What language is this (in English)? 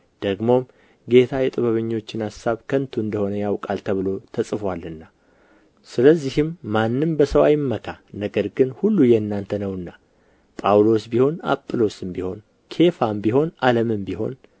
Amharic